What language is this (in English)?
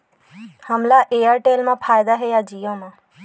Chhattisgarhi